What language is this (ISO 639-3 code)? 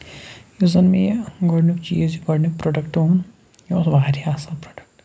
kas